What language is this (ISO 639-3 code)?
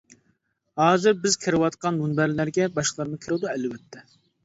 uig